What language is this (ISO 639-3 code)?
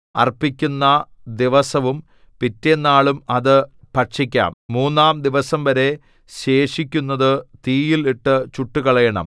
mal